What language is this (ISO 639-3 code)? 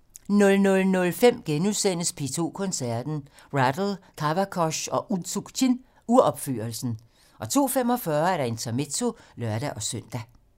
dan